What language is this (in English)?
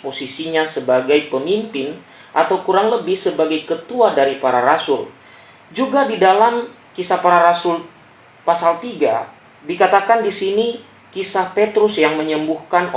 Indonesian